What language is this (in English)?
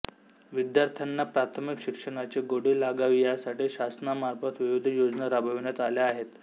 Marathi